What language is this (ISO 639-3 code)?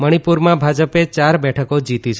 guj